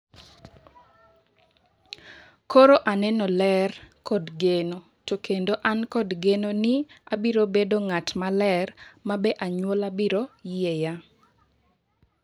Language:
Luo (Kenya and Tanzania)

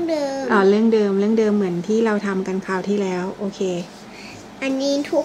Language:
Thai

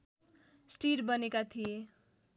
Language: Nepali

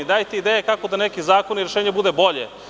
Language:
Serbian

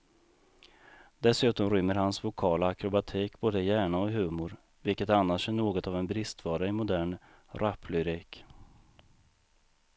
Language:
Swedish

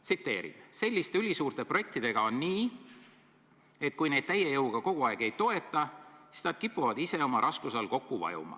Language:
Estonian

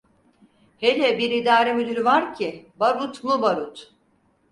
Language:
Turkish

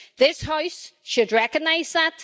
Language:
English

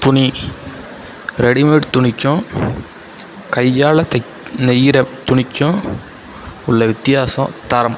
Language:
Tamil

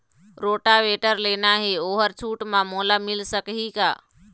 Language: Chhattisgarhi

